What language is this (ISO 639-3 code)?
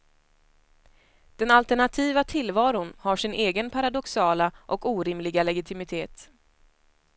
swe